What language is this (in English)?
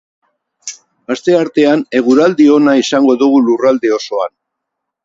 Basque